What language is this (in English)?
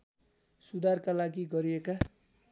Nepali